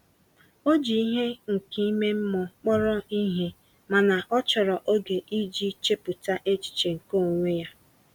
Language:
Igbo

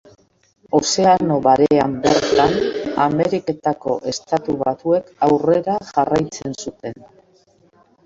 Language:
Basque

